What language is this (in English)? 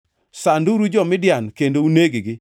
Luo (Kenya and Tanzania)